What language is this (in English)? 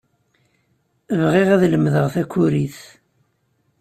Kabyle